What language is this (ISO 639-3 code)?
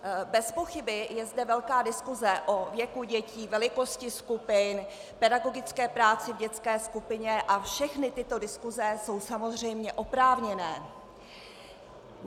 ces